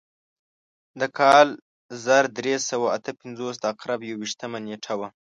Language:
Pashto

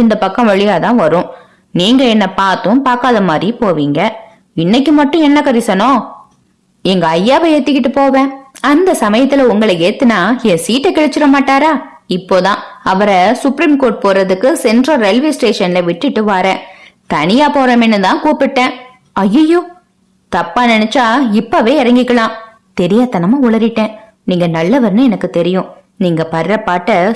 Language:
Tamil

